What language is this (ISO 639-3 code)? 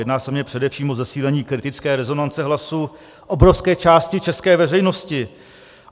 ces